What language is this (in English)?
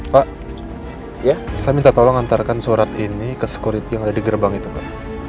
Indonesian